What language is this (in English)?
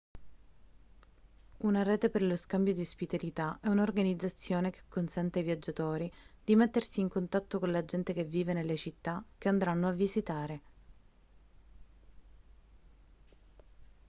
Italian